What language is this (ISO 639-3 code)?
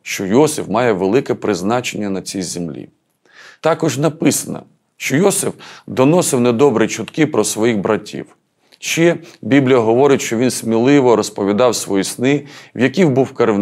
ukr